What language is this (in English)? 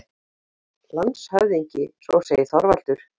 Icelandic